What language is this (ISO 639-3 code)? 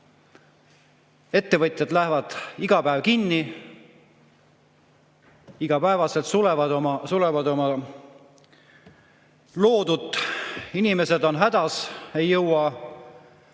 est